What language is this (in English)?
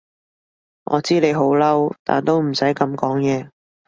Cantonese